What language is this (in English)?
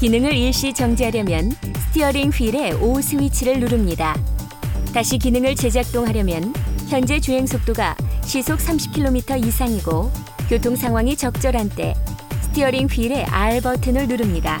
Korean